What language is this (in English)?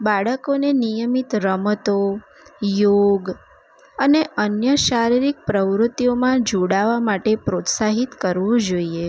Gujarati